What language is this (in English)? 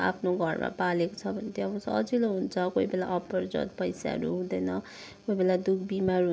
Nepali